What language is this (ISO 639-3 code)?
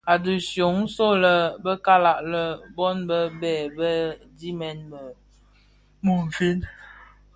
ksf